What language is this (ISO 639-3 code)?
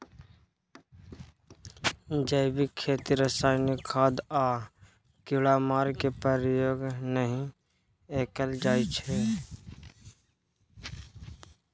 mai